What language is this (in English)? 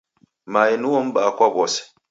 Taita